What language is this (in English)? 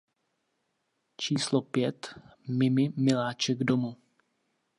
Czech